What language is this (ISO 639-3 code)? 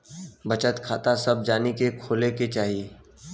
bho